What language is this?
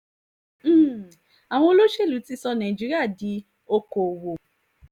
Yoruba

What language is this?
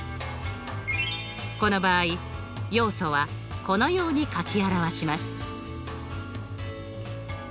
Japanese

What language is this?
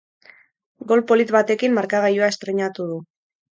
Basque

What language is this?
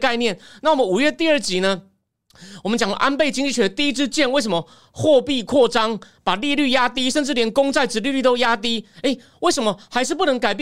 Chinese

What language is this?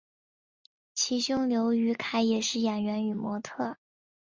Chinese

